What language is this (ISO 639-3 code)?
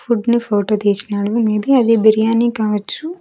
tel